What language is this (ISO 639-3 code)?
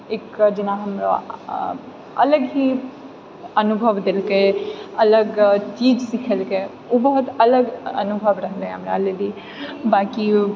mai